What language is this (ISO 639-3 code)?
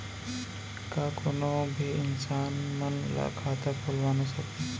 hne